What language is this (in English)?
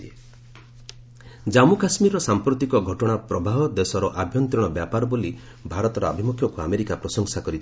Odia